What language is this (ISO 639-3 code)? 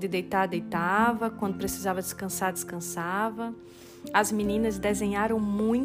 por